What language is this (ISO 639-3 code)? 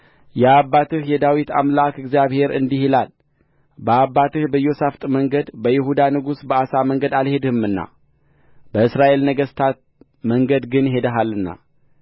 amh